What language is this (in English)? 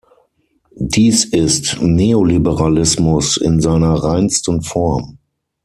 German